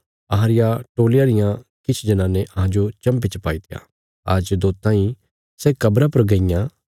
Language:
Bilaspuri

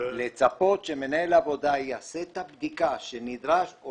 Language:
Hebrew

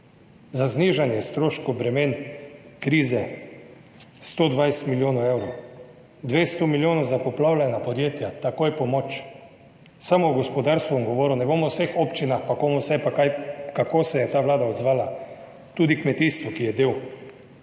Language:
Slovenian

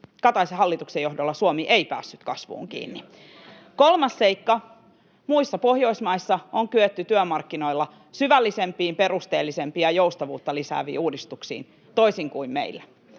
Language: Finnish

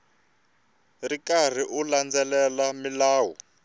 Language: Tsonga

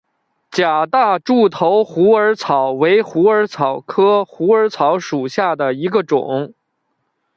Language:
Chinese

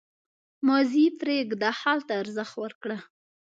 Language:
Pashto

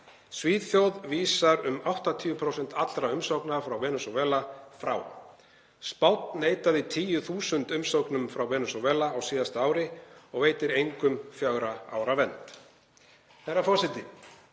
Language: Icelandic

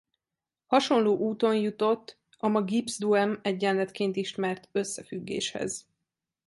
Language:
Hungarian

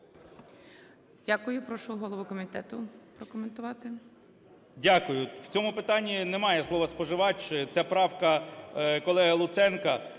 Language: Ukrainian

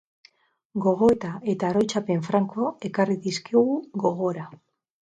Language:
Basque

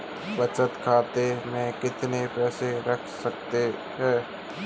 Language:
Hindi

